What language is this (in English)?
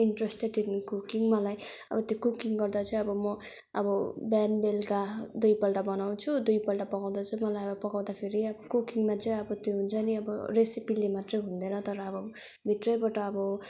Nepali